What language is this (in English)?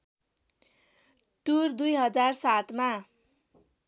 Nepali